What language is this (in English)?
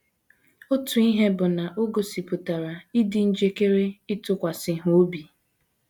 Igbo